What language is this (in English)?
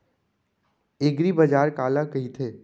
Chhattisgarhi